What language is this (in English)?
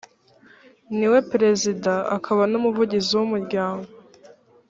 Kinyarwanda